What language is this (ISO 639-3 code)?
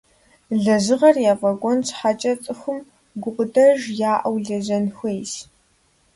kbd